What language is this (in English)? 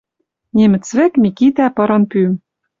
Western Mari